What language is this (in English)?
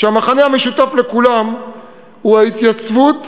Hebrew